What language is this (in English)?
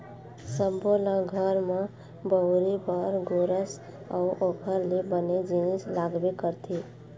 Chhattisgarhi